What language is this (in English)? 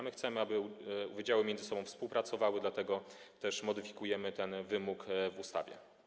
Polish